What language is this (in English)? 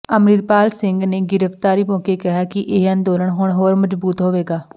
Punjabi